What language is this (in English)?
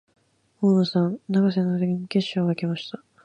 Japanese